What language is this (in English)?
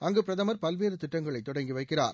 Tamil